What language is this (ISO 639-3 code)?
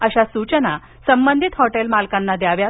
mar